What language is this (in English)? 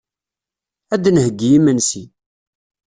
Kabyle